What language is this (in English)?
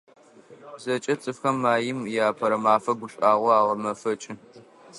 Adyghe